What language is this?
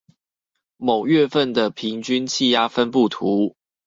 Chinese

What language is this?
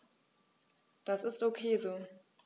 German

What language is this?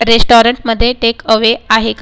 Marathi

